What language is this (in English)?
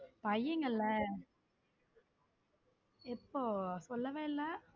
Tamil